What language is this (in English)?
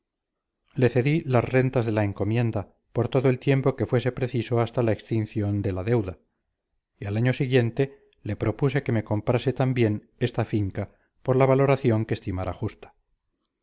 Spanish